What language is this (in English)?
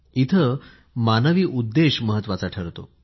Marathi